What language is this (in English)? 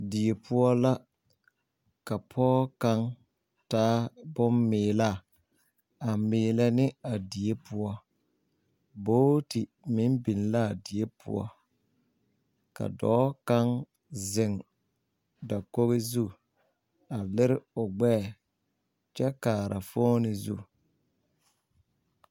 Southern Dagaare